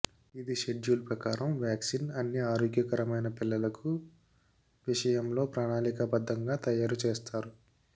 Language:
Telugu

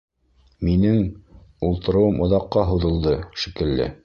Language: Bashkir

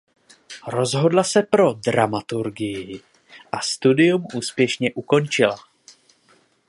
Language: Czech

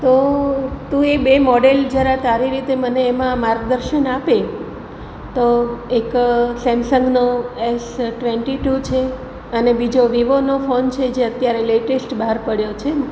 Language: Gujarati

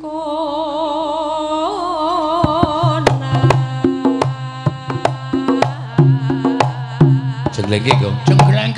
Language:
Indonesian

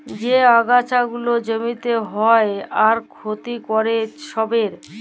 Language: Bangla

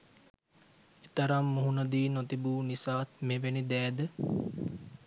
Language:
Sinhala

